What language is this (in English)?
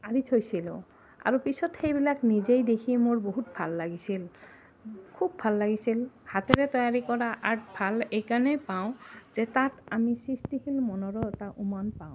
Assamese